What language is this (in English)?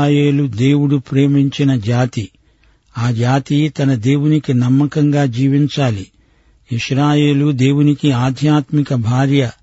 Telugu